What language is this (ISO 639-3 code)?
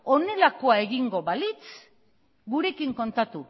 eus